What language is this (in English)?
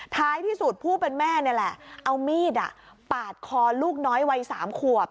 Thai